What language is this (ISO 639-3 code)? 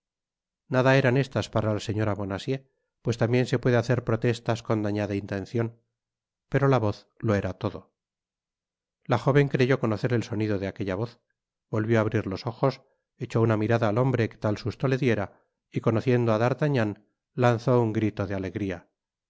spa